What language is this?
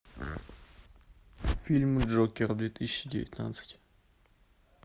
Russian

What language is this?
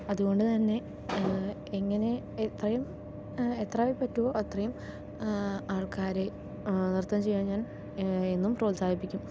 Malayalam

